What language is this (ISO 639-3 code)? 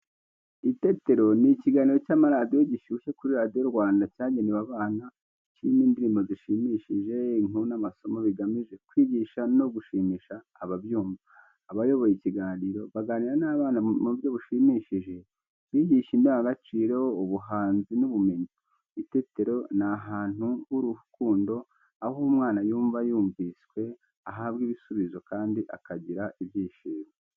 kin